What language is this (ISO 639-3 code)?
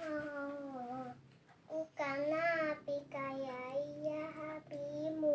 ind